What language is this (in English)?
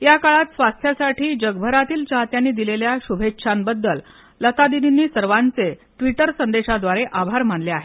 Marathi